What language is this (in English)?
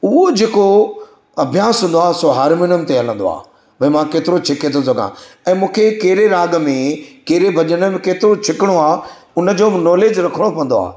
Sindhi